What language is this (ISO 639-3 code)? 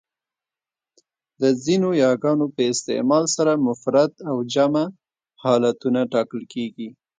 pus